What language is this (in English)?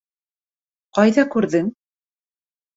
Bashkir